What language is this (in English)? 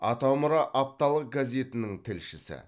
Kazakh